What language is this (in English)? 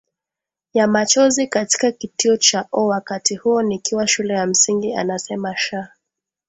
Swahili